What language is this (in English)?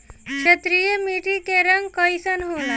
Bhojpuri